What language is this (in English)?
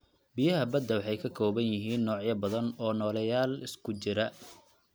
Somali